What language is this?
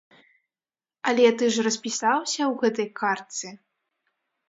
Belarusian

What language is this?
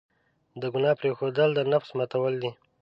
Pashto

